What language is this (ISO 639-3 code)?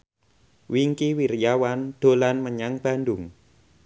jav